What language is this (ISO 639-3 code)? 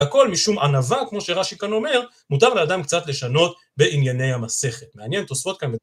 heb